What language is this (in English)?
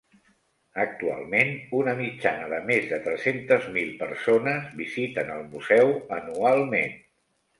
Catalan